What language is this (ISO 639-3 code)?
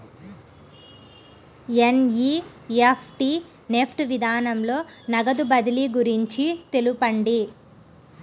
tel